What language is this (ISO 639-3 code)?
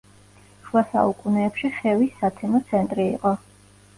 kat